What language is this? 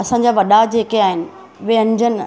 Sindhi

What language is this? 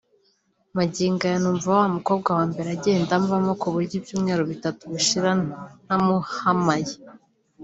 Kinyarwanda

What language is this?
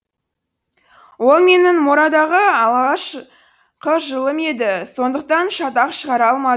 Kazakh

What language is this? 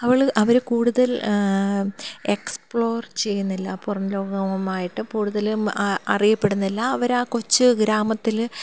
Malayalam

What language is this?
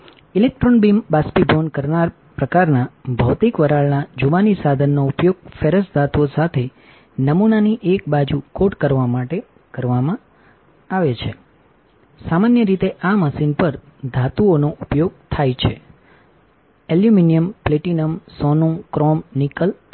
Gujarati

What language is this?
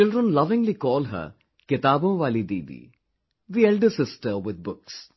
English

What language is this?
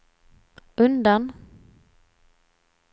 Swedish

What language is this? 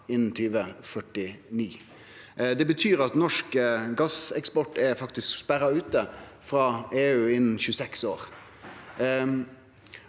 Norwegian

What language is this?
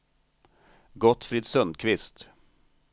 Swedish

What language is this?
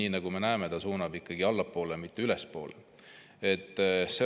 Estonian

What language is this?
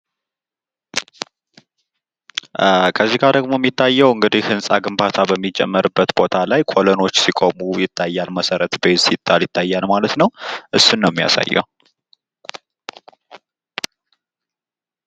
Amharic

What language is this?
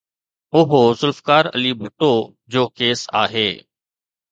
Sindhi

